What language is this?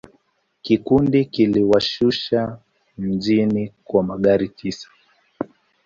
Swahili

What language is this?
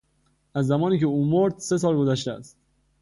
Persian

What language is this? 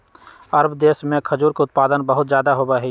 Magahi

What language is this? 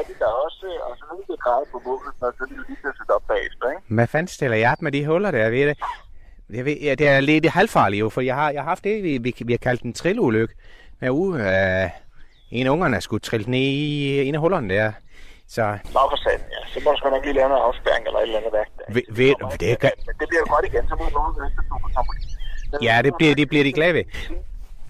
Danish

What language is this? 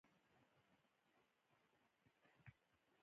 Pashto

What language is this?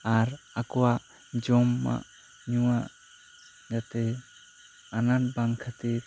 Santali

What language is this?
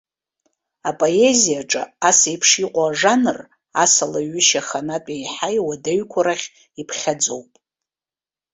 Abkhazian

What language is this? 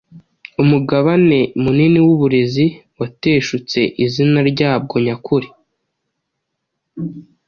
Kinyarwanda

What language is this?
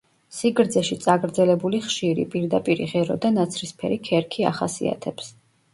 Georgian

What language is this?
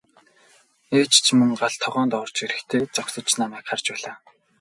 Mongolian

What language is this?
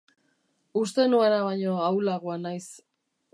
Basque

